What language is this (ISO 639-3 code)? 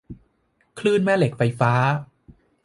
tha